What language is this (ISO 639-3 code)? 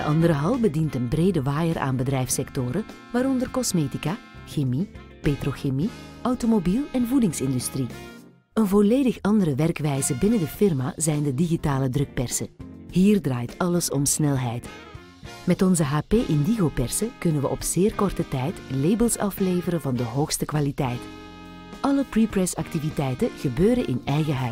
nld